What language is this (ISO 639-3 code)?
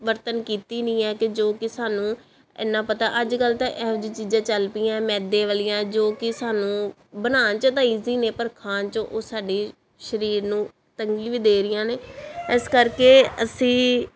pan